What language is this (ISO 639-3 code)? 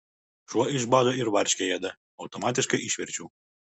lit